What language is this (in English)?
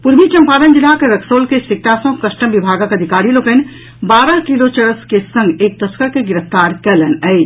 Maithili